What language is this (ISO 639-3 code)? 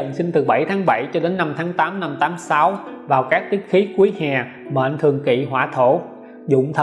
vie